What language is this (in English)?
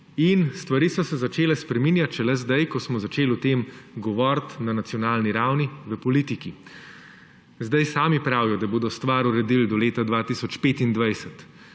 Slovenian